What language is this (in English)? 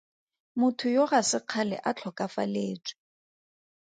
Tswana